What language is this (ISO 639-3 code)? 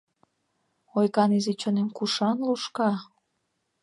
chm